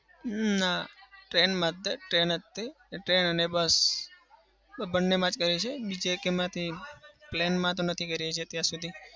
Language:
Gujarati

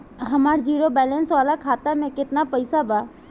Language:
Bhojpuri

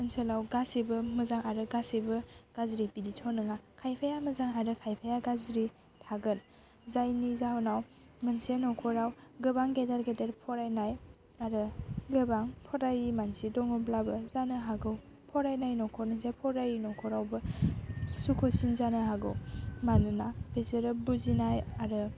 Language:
Bodo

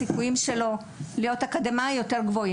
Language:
Hebrew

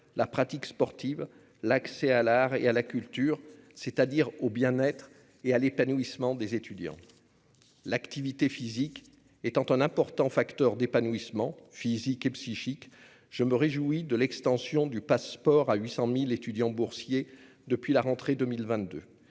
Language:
French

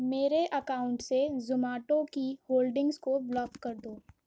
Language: Urdu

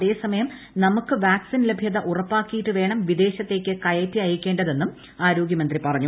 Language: Malayalam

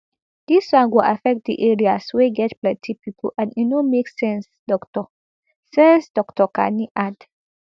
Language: Nigerian Pidgin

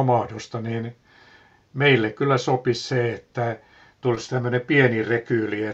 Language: Finnish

